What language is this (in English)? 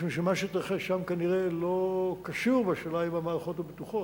Hebrew